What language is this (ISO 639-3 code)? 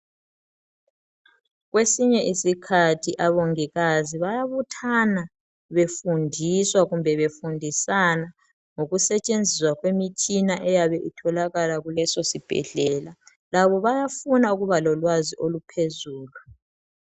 nde